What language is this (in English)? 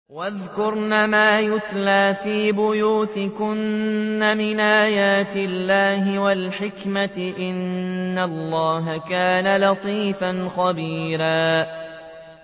Arabic